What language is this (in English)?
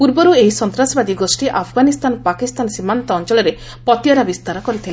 Odia